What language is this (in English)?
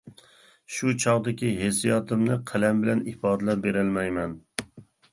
Uyghur